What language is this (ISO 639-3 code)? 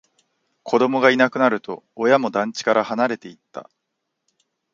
jpn